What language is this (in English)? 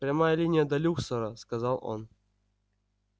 Russian